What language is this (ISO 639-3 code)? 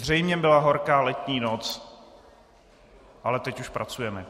ces